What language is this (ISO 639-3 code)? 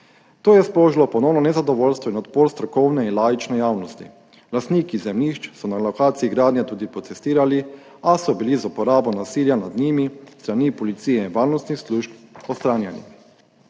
slv